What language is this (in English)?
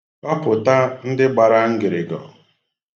Igbo